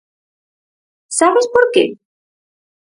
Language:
Galician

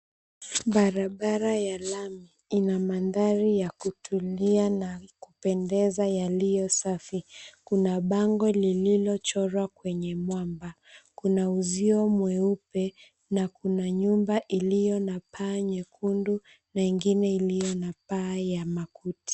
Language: Swahili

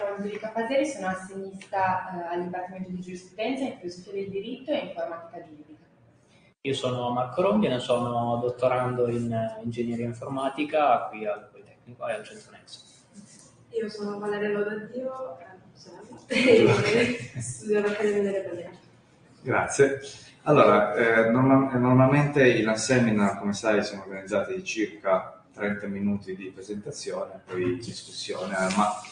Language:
Italian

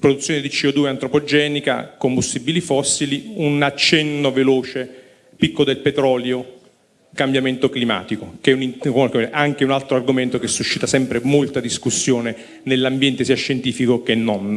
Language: Italian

